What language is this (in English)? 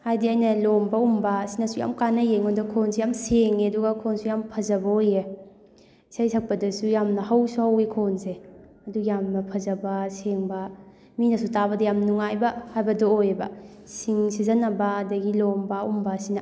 Manipuri